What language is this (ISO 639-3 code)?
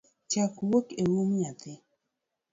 luo